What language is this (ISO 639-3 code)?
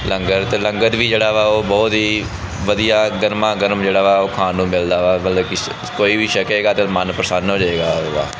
pan